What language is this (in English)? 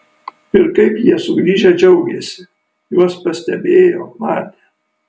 Lithuanian